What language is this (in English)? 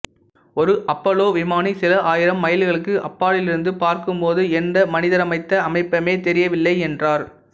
Tamil